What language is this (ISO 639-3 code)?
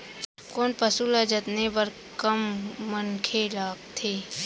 hne